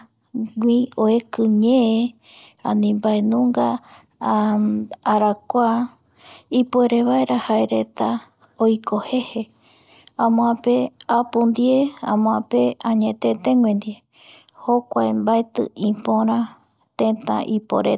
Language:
Eastern Bolivian Guaraní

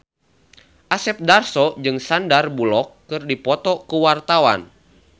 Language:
Sundanese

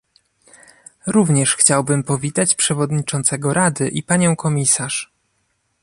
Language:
Polish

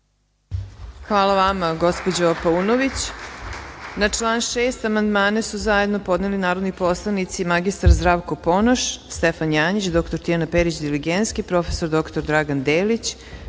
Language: Serbian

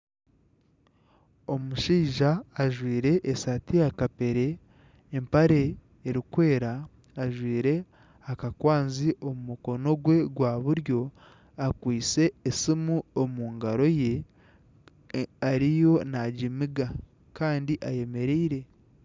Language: Nyankole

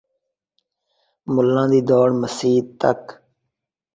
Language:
Saraiki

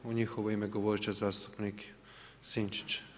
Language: Croatian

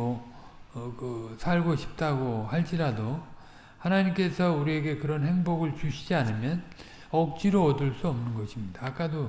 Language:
Korean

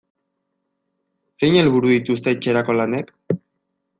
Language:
Basque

